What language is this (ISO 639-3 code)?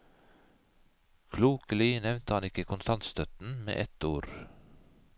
nor